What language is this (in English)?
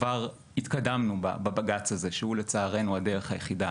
Hebrew